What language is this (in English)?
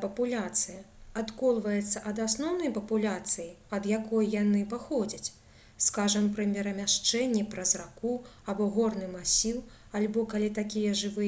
Belarusian